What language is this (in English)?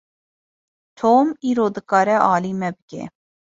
Kurdish